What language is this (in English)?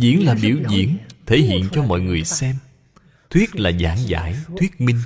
Vietnamese